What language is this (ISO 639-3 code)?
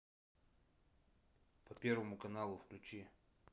rus